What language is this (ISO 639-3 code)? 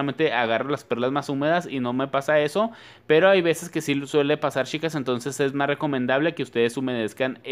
spa